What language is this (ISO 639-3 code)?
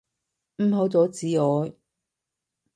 yue